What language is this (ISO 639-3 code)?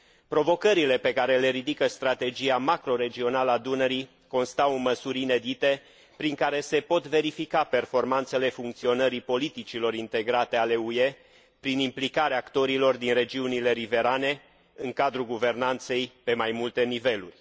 ron